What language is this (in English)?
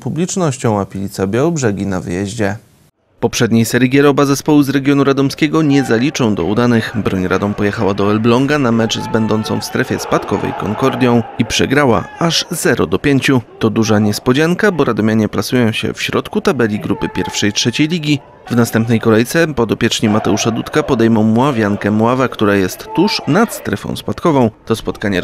Polish